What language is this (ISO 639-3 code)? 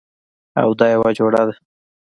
pus